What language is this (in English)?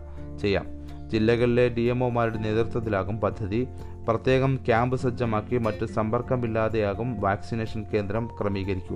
Malayalam